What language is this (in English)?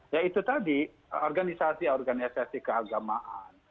Indonesian